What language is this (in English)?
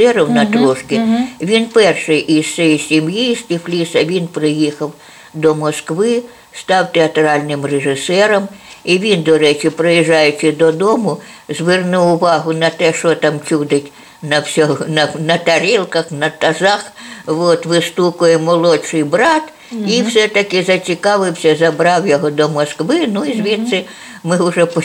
Ukrainian